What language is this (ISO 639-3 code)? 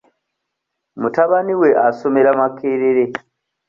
lug